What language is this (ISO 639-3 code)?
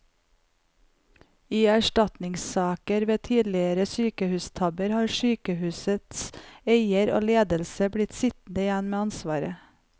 nor